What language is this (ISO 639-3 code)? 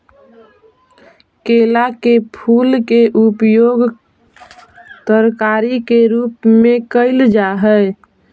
mag